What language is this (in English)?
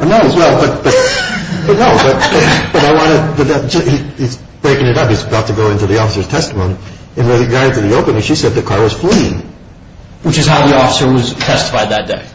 English